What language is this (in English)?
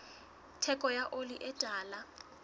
Southern Sotho